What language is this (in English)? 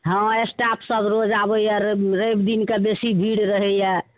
Maithili